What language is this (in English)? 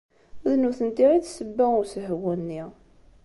Kabyle